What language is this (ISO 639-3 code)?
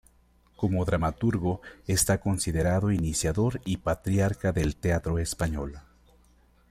spa